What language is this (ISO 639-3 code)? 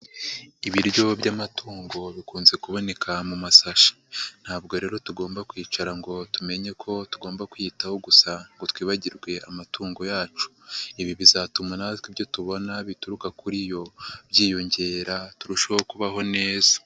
kin